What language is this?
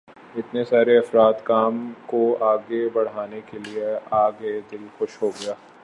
Urdu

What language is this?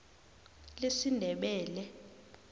South Ndebele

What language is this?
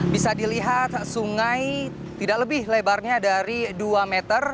Indonesian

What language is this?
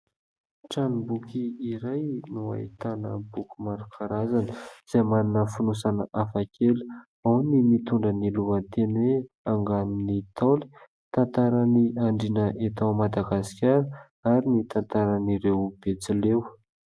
Malagasy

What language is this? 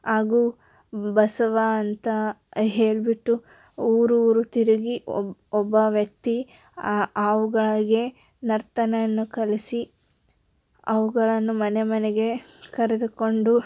Kannada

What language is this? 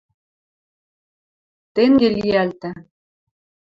Western Mari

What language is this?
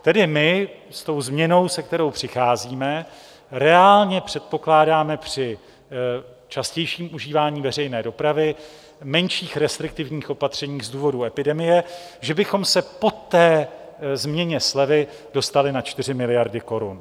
Czech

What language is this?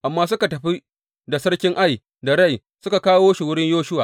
Hausa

